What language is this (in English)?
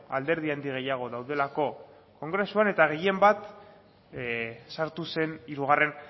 Basque